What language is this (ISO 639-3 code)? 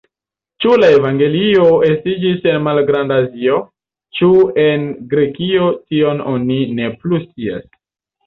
epo